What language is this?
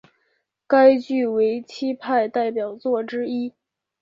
Chinese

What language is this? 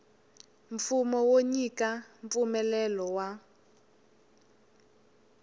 Tsonga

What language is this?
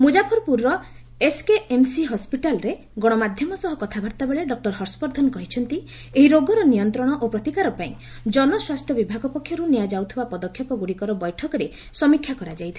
Odia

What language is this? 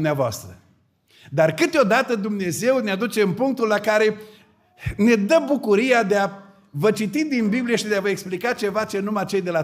Romanian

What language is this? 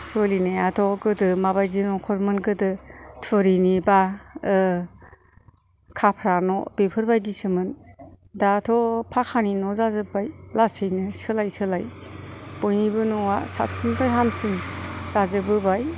Bodo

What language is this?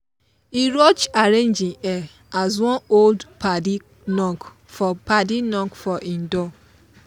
Nigerian Pidgin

